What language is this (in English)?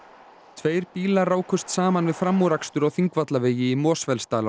Icelandic